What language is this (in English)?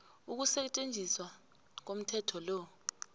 South Ndebele